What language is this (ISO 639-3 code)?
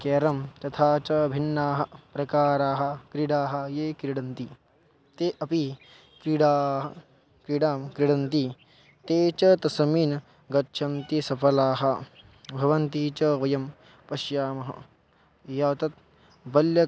san